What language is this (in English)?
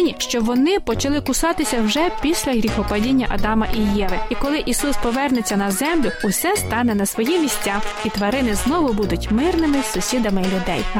Ukrainian